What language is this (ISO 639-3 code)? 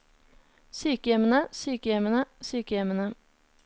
nor